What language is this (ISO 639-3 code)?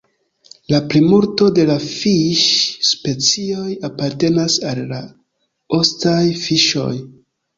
epo